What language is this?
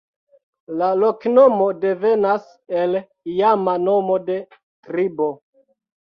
Esperanto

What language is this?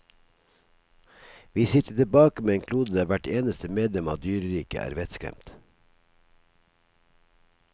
Norwegian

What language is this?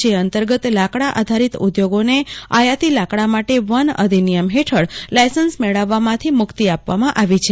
Gujarati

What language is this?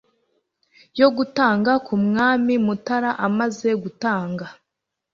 Kinyarwanda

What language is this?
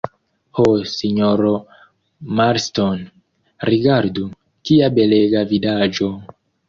Esperanto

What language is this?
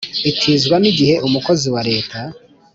Kinyarwanda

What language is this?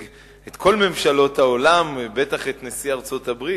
Hebrew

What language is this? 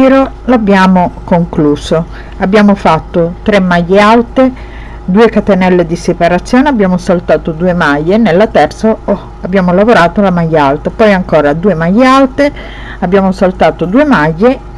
Italian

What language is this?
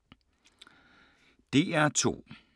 Danish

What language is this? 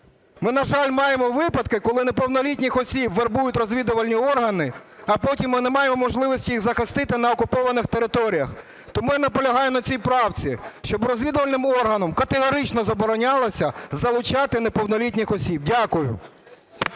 Ukrainian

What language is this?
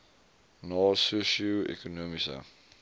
Afrikaans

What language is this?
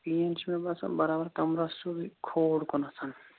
Kashmiri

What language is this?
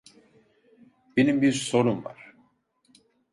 Turkish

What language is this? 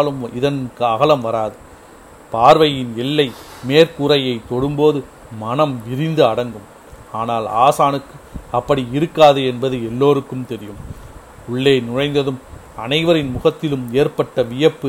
Tamil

